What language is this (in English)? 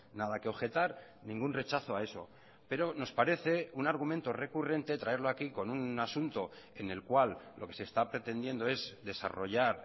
Spanish